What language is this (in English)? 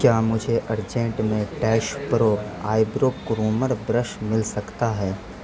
Urdu